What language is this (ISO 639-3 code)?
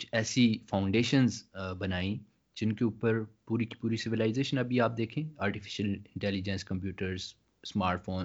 urd